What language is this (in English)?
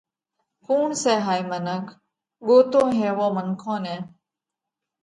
Parkari Koli